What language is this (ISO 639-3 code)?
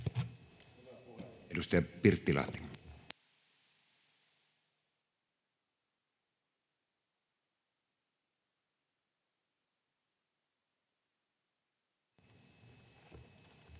fin